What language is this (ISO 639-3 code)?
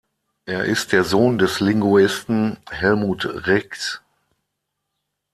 deu